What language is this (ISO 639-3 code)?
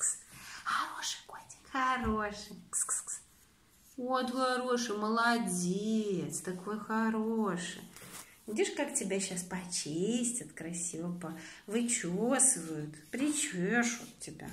rus